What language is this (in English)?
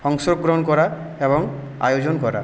Bangla